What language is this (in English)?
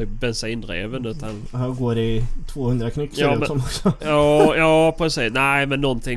Swedish